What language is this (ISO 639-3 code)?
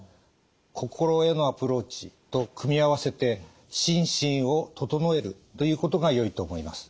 jpn